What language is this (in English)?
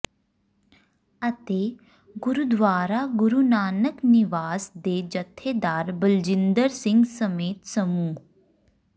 Punjabi